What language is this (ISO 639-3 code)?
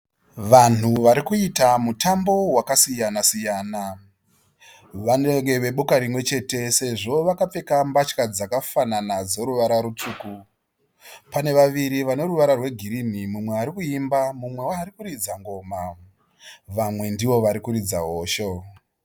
sna